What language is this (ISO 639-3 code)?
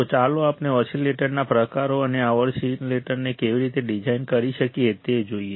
guj